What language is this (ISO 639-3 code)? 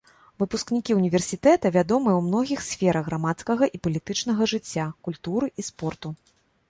bel